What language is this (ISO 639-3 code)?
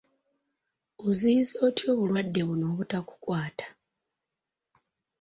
lug